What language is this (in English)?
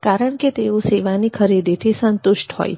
Gujarati